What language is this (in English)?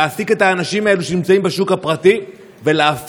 Hebrew